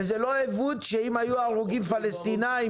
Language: Hebrew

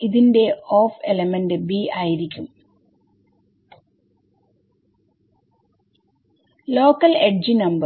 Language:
Malayalam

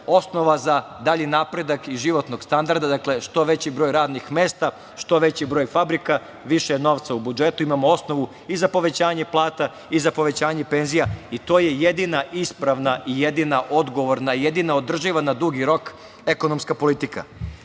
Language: Serbian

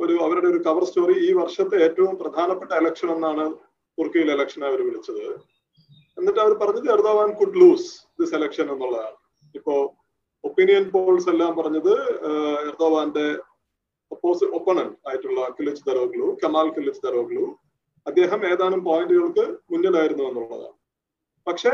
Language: Malayalam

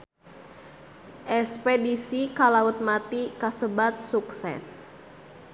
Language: Sundanese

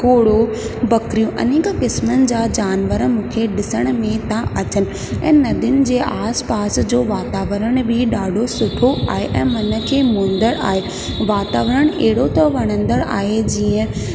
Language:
Sindhi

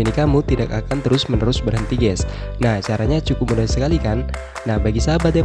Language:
Indonesian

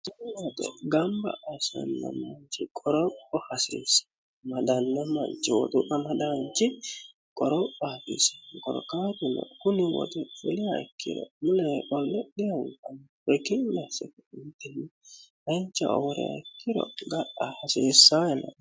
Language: Sidamo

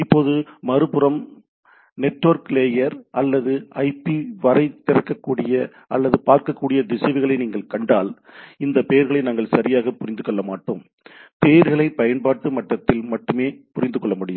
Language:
Tamil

